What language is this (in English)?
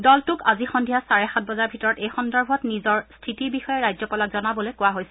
Assamese